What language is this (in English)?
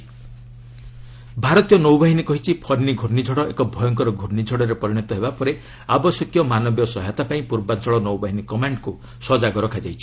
Odia